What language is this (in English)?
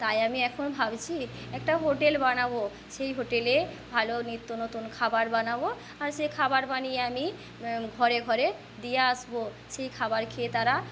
Bangla